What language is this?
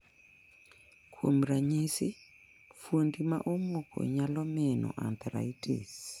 Luo (Kenya and Tanzania)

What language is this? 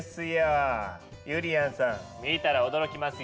Japanese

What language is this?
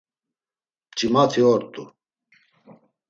Laz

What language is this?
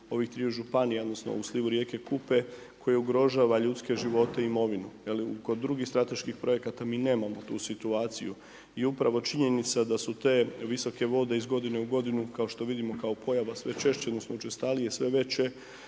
Croatian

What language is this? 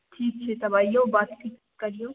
Maithili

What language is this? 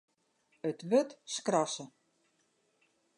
Western Frisian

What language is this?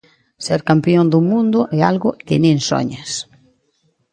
Galician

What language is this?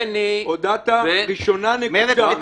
Hebrew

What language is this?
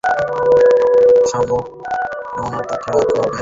Bangla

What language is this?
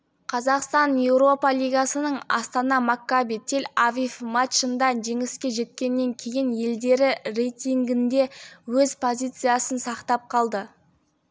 Kazakh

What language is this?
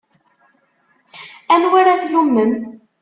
Kabyle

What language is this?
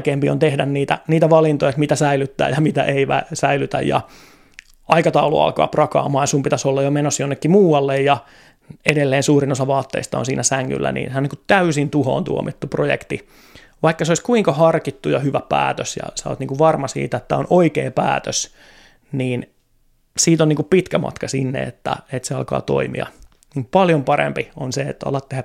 Finnish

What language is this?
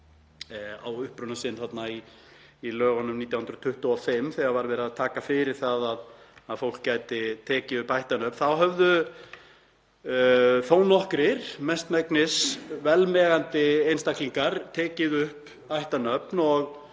Icelandic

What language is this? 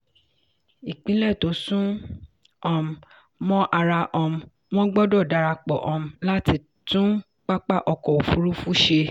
Yoruba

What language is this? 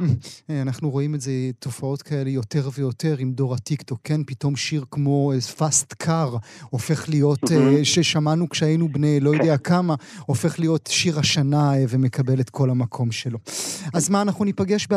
Hebrew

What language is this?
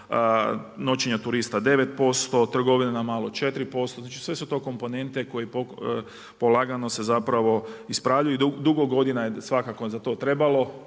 Croatian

